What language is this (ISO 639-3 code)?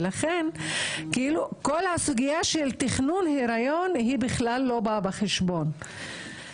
heb